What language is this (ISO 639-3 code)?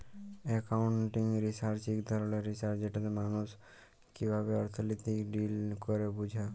ben